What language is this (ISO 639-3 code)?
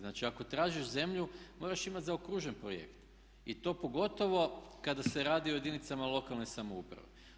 hrv